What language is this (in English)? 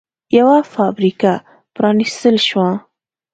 Pashto